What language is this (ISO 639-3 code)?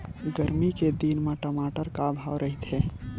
hne